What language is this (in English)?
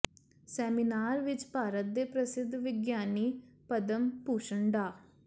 Punjabi